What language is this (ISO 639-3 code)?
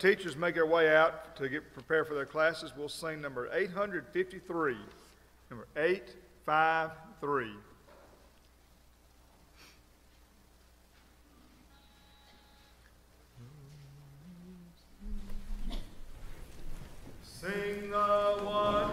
eng